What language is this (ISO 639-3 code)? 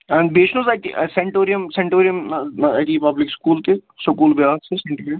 kas